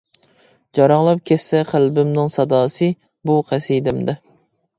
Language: Uyghur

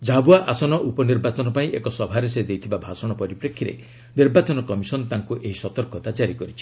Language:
Odia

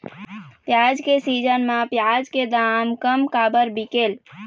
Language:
Chhattisgarhi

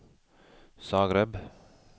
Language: Norwegian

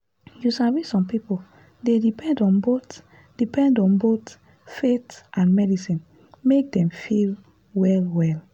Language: Nigerian Pidgin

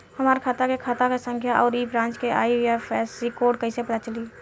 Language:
Bhojpuri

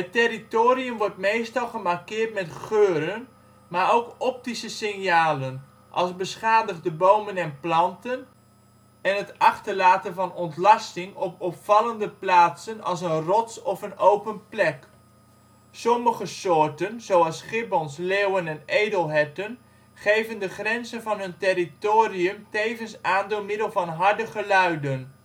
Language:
Dutch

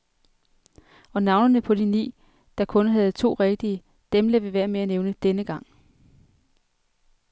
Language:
Danish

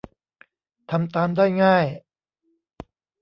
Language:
Thai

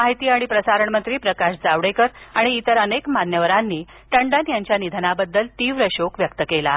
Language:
Marathi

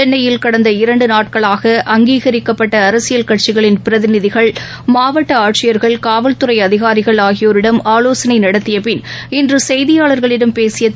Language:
Tamil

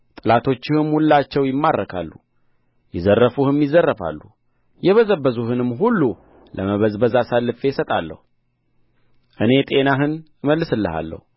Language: Amharic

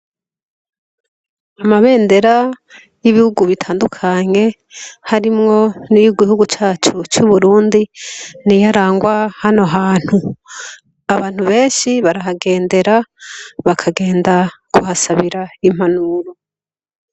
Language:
Rundi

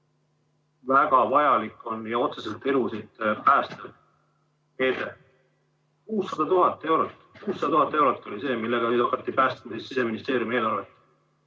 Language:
Estonian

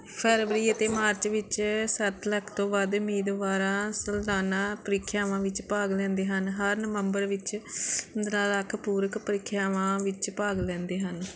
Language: Punjabi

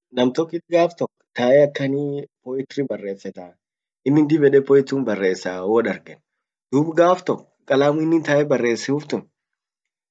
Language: Orma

